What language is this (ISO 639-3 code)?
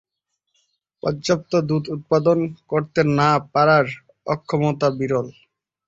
ben